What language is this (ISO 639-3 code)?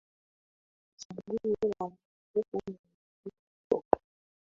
swa